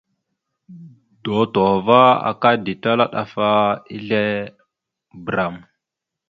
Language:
Mada (Cameroon)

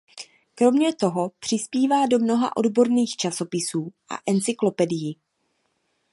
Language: Czech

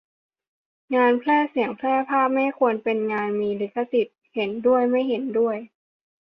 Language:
Thai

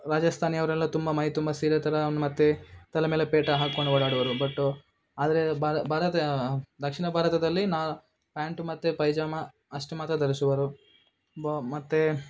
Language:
Kannada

